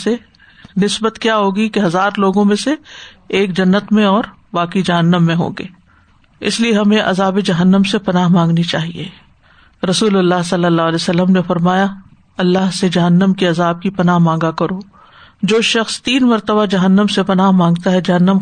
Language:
Urdu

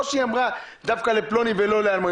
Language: Hebrew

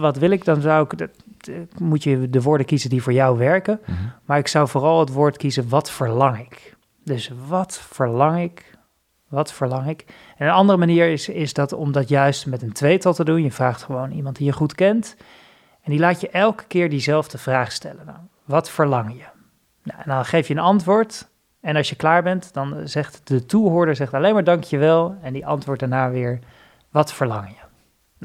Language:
Dutch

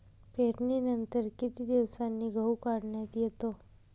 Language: Marathi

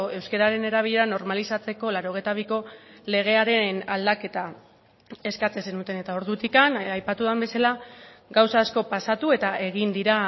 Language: Basque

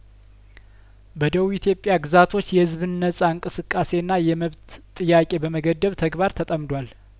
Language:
Amharic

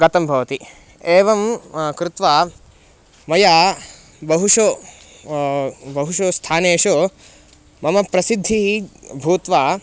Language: Sanskrit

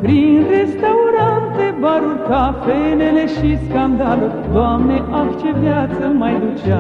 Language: Romanian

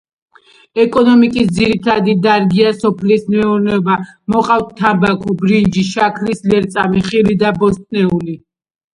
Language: Georgian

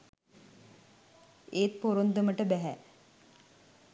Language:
Sinhala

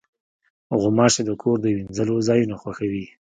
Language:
Pashto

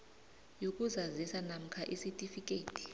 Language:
South Ndebele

